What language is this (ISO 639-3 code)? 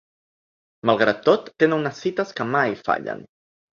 cat